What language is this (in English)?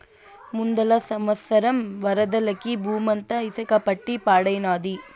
Telugu